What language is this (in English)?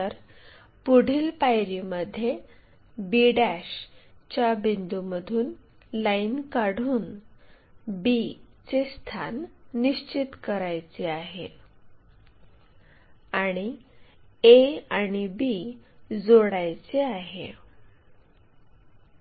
Marathi